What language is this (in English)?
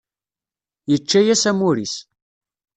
Kabyle